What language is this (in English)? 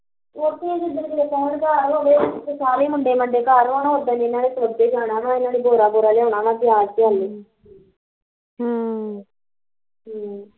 Punjabi